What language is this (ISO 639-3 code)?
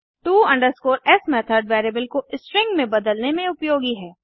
hin